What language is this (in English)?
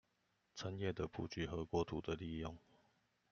Chinese